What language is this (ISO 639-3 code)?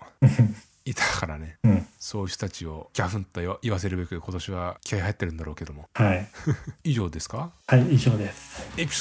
jpn